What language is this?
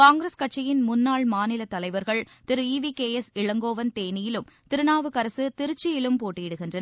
Tamil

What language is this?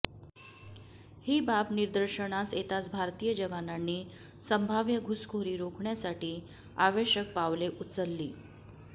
Marathi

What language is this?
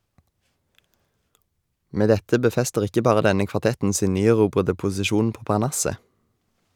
Norwegian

